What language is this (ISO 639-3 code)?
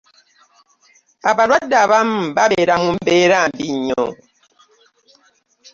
lug